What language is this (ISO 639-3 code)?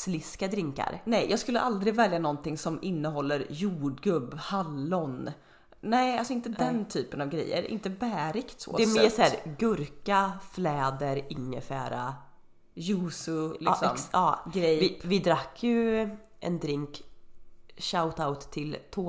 swe